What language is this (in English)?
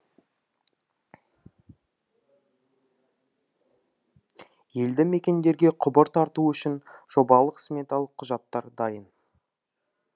Kazakh